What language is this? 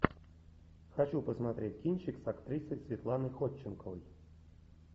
Russian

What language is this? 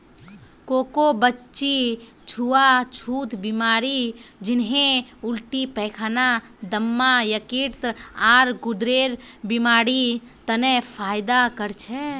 Magahi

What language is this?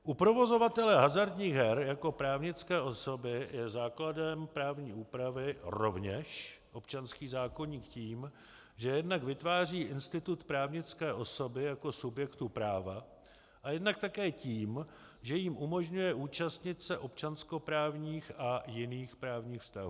Czech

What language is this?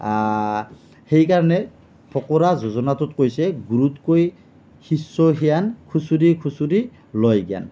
Assamese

